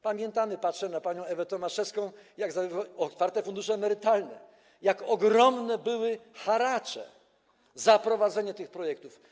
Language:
Polish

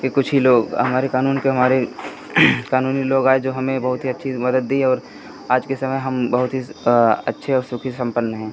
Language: Hindi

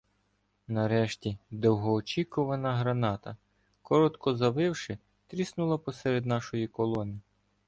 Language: Ukrainian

